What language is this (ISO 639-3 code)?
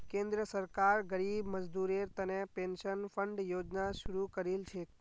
mag